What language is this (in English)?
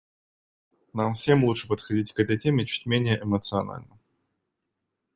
Russian